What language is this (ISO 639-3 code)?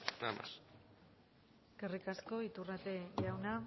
eus